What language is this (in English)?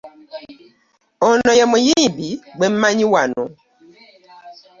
Ganda